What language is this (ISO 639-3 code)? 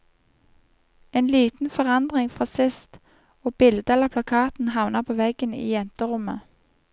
nor